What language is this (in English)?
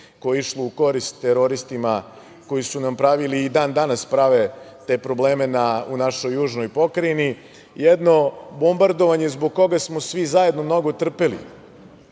Serbian